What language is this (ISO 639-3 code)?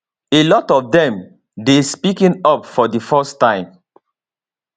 pcm